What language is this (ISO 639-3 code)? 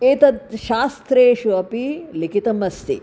san